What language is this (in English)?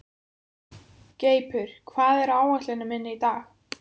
Icelandic